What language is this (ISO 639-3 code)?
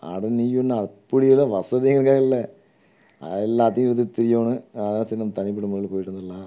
tam